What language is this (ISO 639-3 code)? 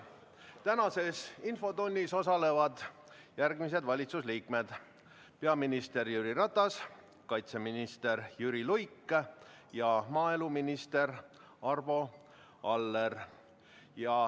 est